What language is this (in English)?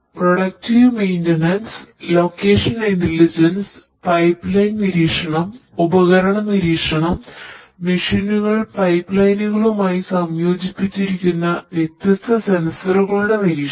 Malayalam